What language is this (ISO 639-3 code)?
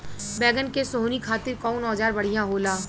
bho